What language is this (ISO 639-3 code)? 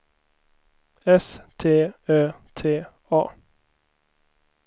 swe